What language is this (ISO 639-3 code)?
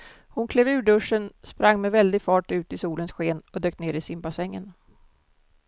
swe